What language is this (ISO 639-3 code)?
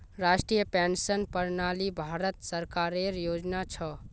mag